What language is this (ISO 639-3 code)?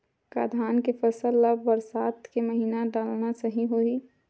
hne